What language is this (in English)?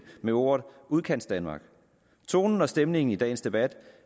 Danish